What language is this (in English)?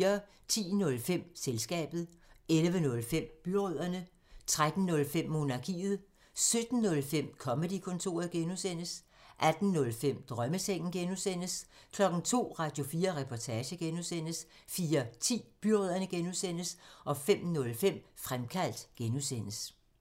Danish